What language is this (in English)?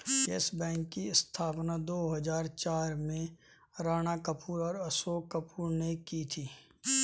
Hindi